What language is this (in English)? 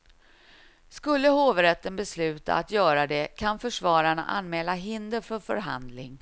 Swedish